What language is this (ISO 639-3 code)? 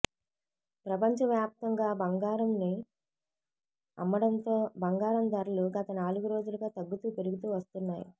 tel